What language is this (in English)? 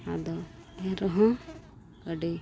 Santali